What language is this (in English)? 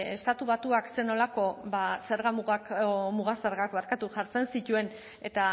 Basque